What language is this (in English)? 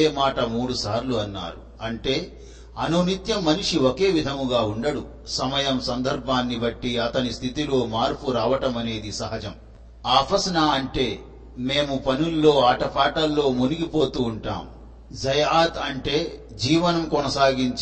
Telugu